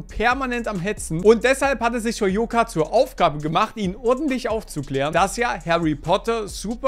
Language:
German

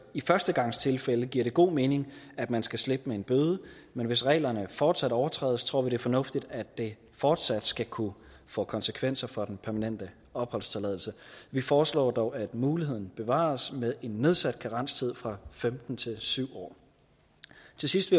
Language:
Danish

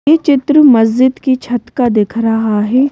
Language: Hindi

